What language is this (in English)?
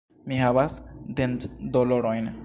Esperanto